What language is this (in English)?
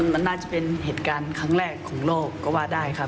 Thai